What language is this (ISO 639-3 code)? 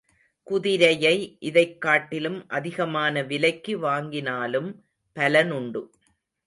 tam